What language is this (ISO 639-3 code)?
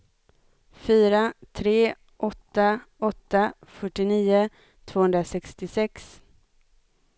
swe